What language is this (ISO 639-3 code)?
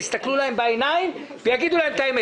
heb